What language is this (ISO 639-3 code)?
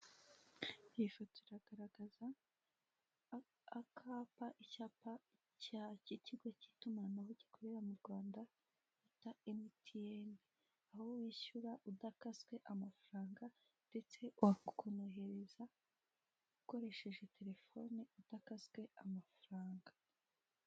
kin